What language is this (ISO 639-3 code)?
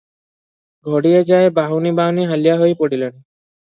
ori